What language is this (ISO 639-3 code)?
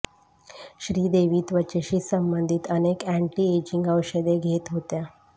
mar